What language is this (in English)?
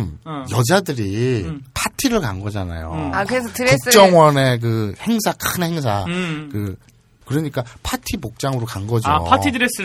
Korean